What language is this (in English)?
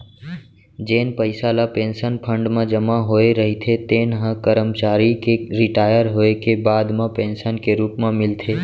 Chhattisgarhi